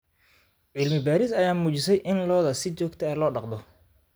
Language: Somali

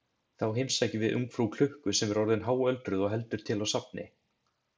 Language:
Icelandic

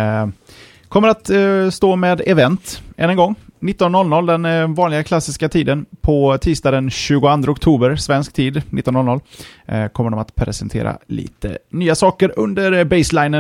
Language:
Swedish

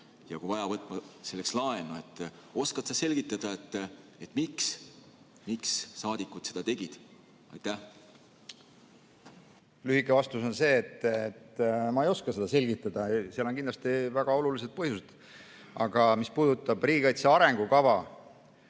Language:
Estonian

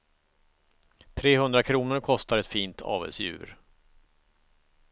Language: Swedish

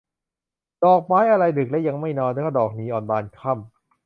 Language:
Thai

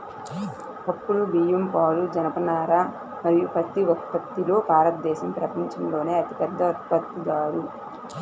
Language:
Telugu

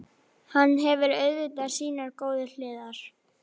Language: Icelandic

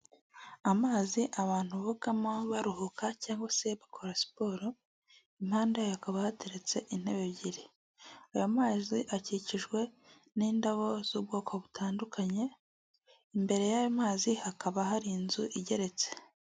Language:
Kinyarwanda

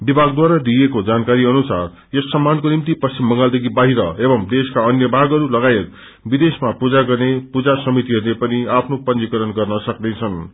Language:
Nepali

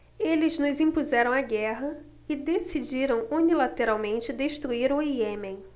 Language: Portuguese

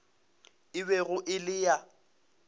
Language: Northern Sotho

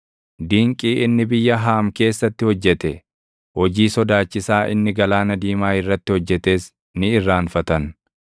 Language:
Oromo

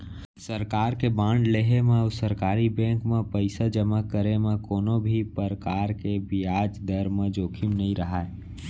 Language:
Chhattisgarhi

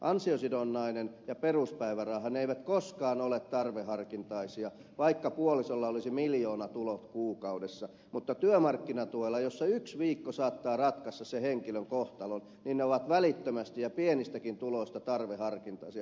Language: Finnish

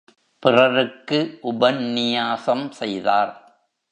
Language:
Tamil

